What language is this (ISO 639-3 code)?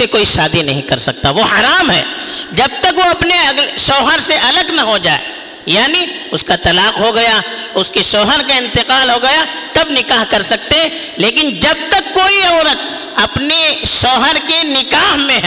urd